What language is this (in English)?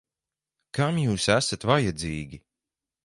Latvian